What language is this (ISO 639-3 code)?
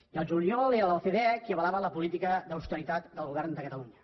cat